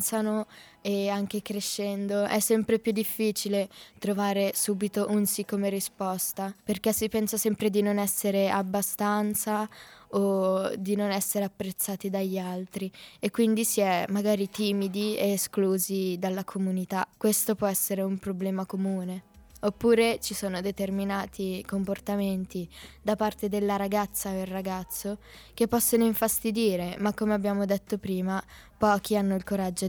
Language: Italian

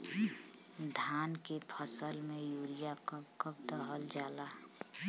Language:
Bhojpuri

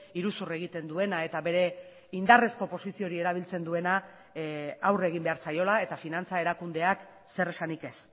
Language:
Basque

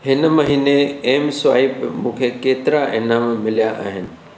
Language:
Sindhi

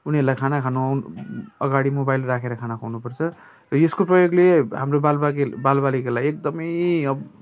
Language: Nepali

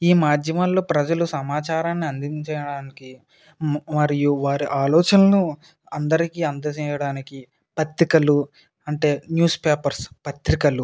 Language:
Telugu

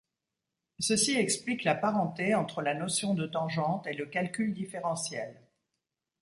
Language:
French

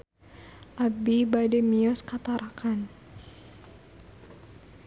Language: Sundanese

